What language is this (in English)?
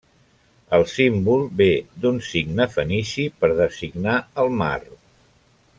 Catalan